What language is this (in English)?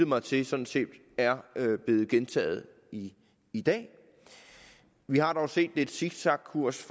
Danish